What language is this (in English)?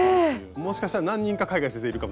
Japanese